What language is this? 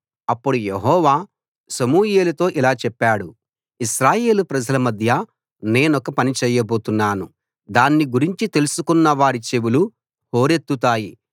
Telugu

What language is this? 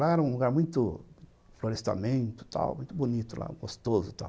Portuguese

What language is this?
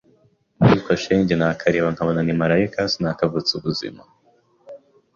Kinyarwanda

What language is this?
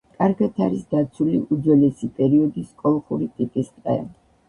Georgian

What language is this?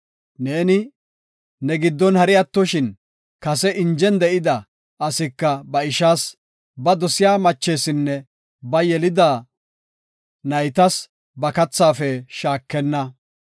Gofa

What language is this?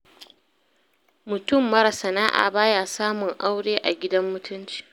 Hausa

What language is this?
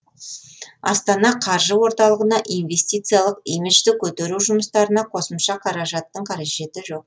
Kazakh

